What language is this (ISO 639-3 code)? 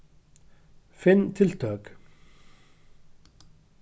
fao